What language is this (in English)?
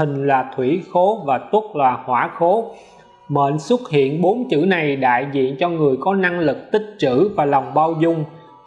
Vietnamese